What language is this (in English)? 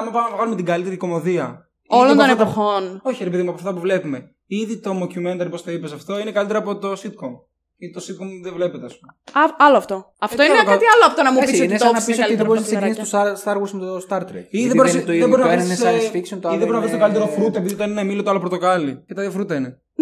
Greek